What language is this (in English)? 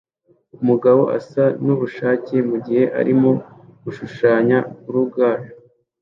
Kinyarwanda